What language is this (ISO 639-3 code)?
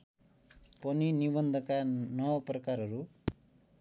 nep